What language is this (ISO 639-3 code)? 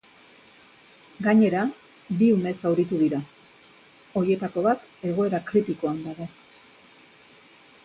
eus